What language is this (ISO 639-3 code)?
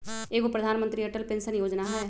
mag